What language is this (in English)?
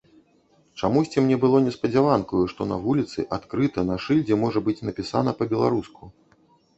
Belarusian